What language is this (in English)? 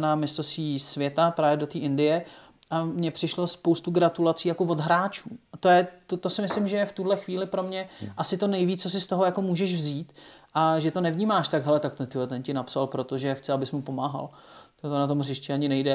Czech